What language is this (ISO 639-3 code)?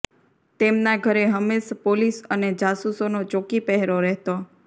guj